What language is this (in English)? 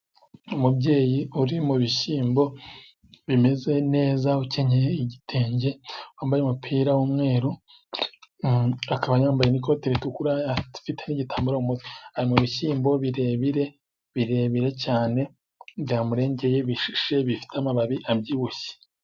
Kinyarwanda